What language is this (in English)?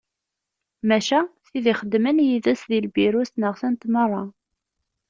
Kabyle